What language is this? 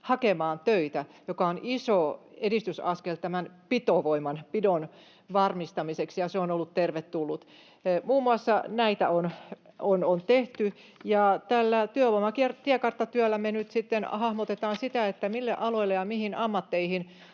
Finnish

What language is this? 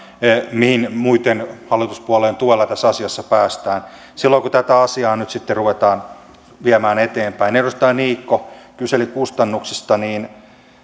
Finnish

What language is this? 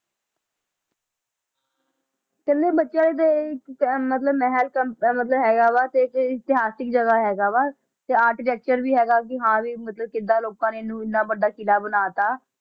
Punjabi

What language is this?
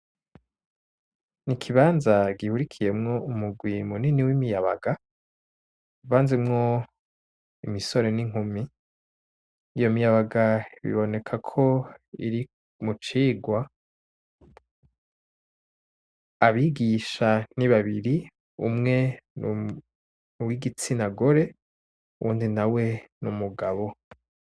Rundi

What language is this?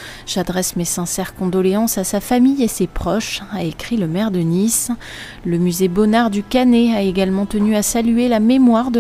French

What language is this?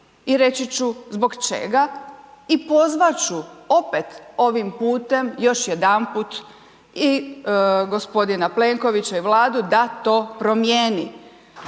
Croatian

